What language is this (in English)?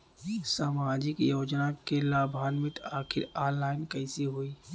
Bhojpuri